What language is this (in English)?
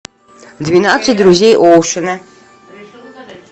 Russian